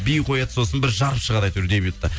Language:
Kazakh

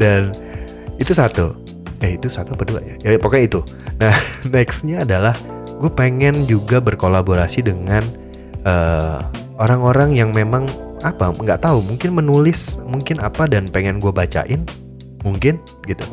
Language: Indonesian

